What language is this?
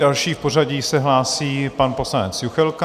Czech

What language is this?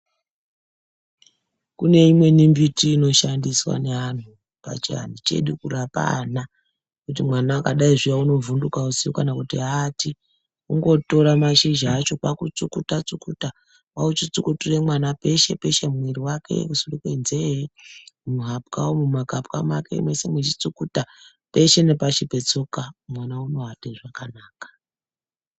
Ndau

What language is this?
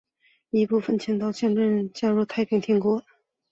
Chinese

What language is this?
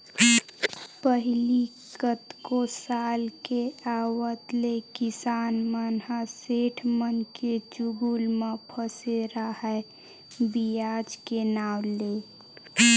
Chhattisgarhi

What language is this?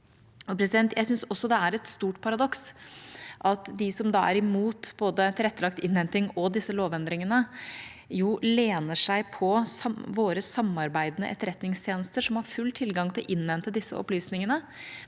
Norwegian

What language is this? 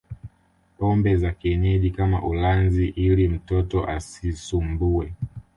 Swahili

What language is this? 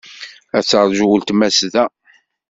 Kabyle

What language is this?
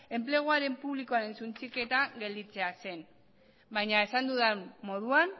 Basque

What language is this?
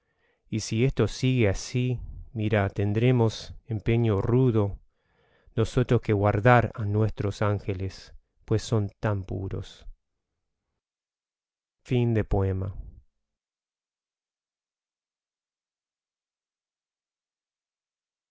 Spanish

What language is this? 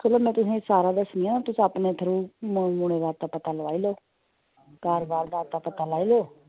Dogri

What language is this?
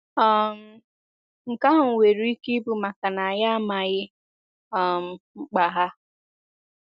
Igbo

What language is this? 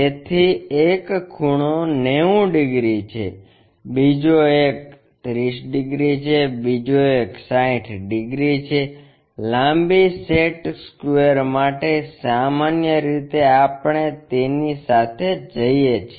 Gujarati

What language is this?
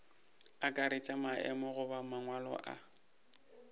Northern Sotho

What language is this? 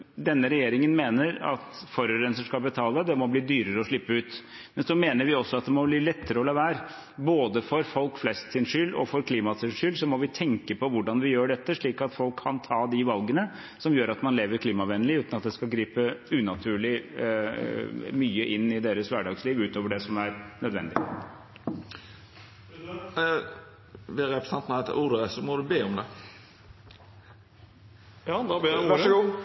Norwegian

